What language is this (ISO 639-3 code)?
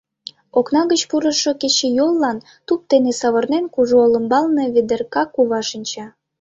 chm